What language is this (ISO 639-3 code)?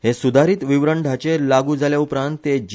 kok